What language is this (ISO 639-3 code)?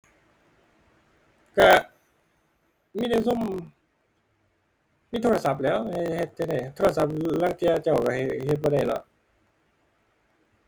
tha